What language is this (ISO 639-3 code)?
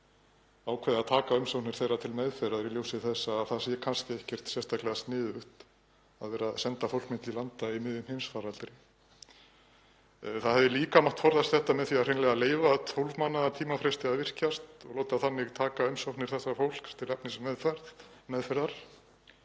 isl